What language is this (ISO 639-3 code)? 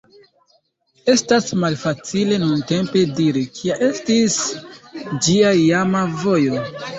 epo